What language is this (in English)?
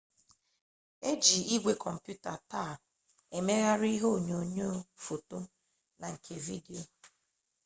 Igbo